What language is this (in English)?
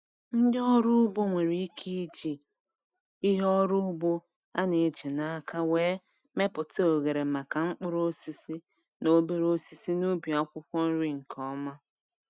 Igbo